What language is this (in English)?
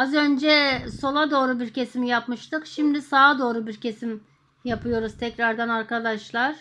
Turkish